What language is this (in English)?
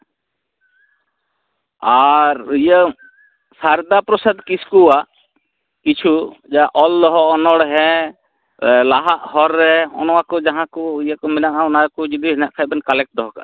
Santali